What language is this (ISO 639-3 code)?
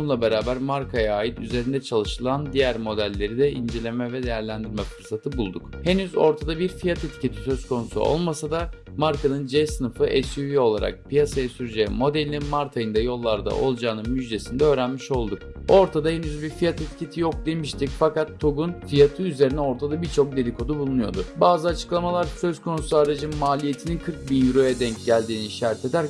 tur